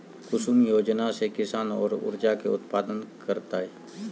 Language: Magahi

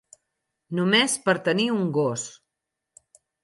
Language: Catalan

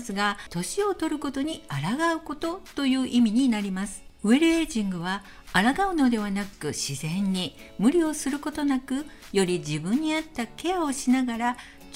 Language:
Japanese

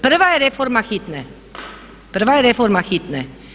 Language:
Croatian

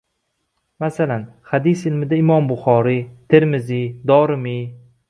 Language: Uzbek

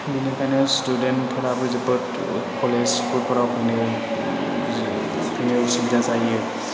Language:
Bodo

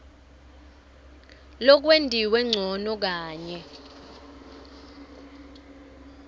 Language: Swati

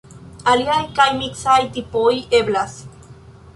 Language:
Esperanto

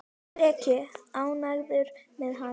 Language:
Icelandic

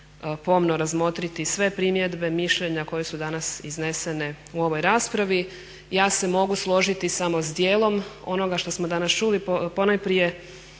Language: Croatian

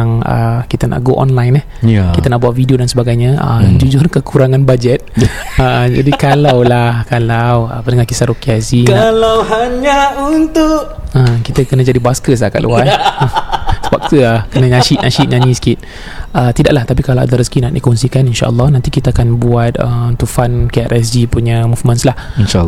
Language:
Malay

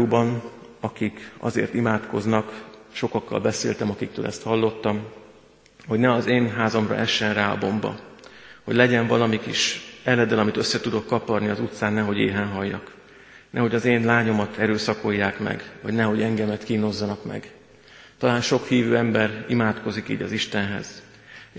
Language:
Hungarian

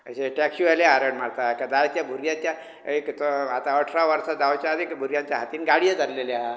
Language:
Konkani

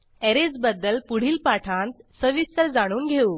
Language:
Marathi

